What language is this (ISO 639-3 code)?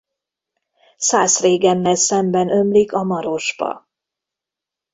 hun